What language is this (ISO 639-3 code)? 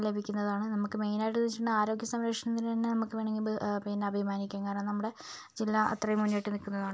mal